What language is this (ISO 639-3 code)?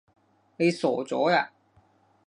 yue